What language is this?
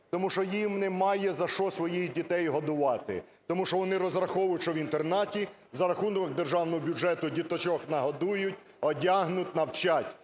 Ukrainian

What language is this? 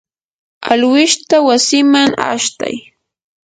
Yanahuanca Pasco Quechua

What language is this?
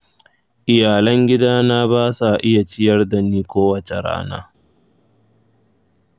Hausa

